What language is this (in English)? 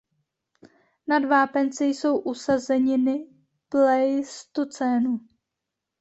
Czech